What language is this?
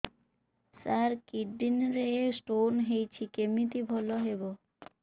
Odia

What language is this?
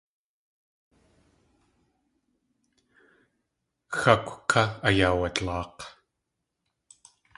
Tlingit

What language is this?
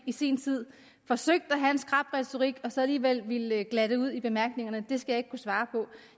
Danish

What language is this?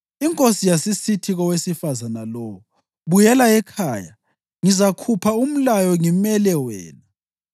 North Ndebele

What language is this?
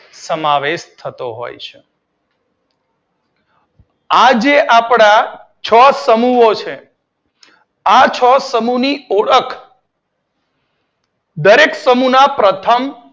Gujarati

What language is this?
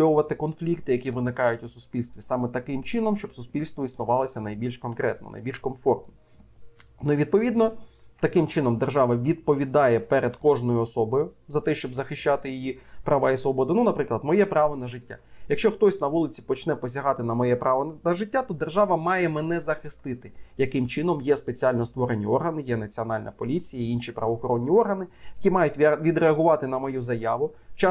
Ukrainian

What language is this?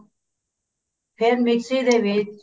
Punjabi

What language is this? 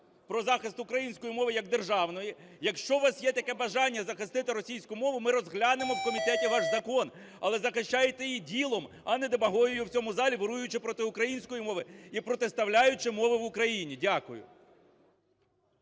Ukrainian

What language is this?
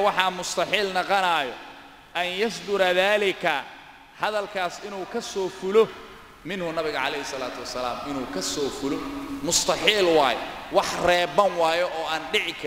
Arabic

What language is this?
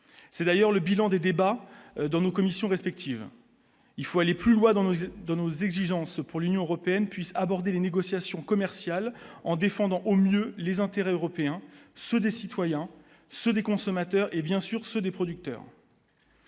French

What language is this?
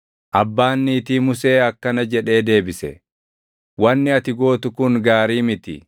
Oromo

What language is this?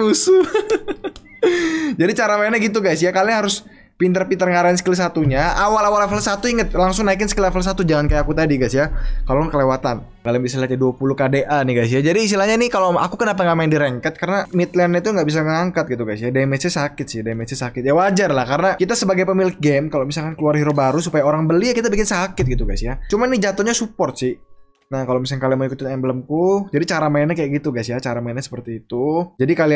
Indonesian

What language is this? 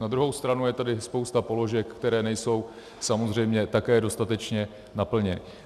Czech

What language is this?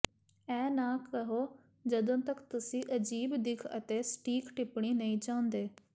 Punjabi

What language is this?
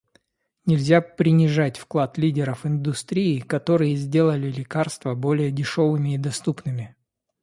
Russian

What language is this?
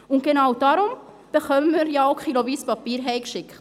Swiss German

